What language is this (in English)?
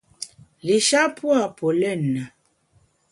Bamun